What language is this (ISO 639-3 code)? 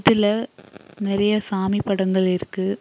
tam